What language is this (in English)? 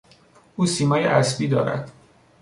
Persian